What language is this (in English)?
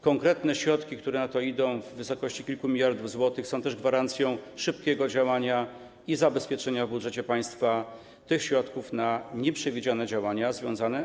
Polish